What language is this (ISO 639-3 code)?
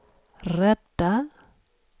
swe